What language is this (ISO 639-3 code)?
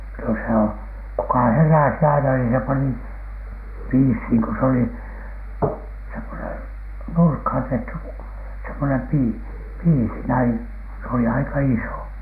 fin